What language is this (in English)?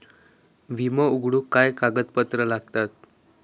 Marathi